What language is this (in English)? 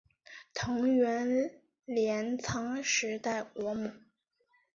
Chinese